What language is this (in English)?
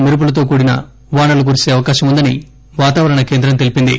Telugu